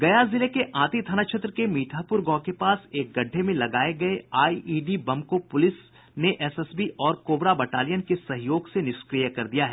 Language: Hindi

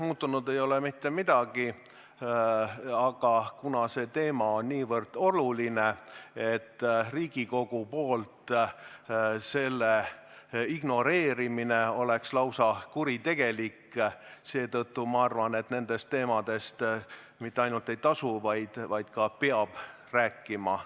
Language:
Estonian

